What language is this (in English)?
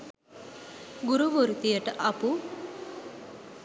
Sinhala